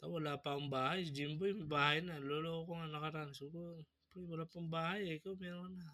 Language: Filipino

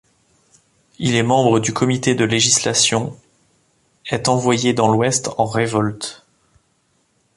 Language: French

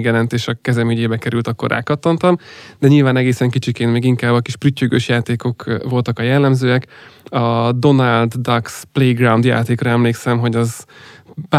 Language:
Hungarian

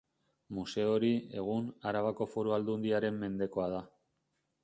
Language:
Basque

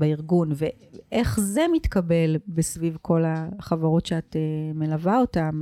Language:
Hebrew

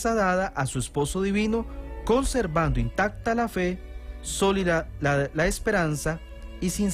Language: Spanish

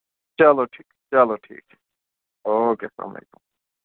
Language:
Kashmiri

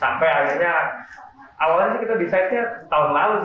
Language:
Indonesian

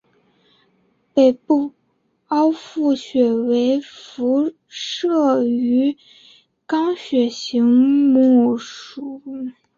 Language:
Chinese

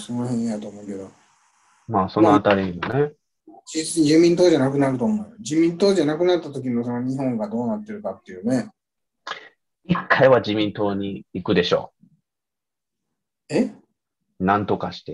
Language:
Japanese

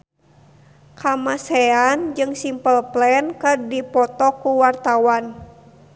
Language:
Sundanese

